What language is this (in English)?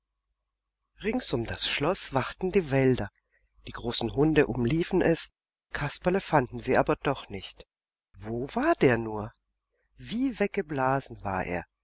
German